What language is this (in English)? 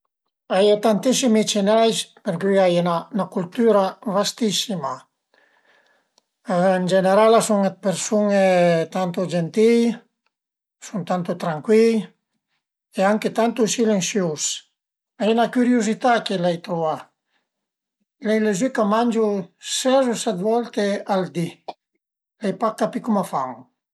Piedmontese